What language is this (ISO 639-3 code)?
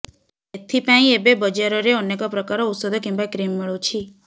ori